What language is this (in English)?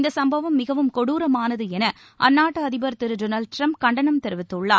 Tamil